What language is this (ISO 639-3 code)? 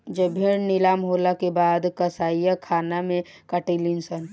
bho